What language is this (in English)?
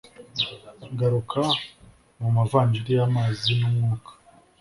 Kinyarwanda